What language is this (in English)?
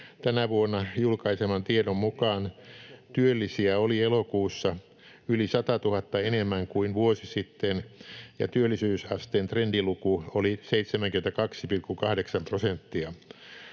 Finnish